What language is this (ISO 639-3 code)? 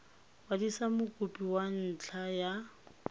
tsn